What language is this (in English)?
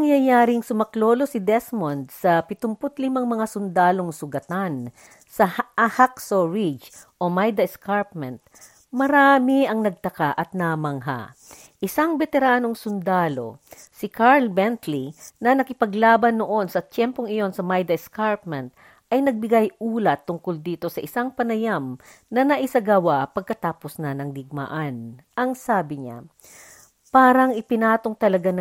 Filipino